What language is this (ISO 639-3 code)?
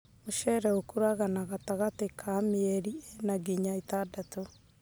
kik